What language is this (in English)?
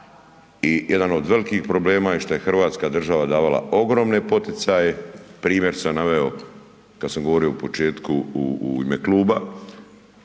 Croatian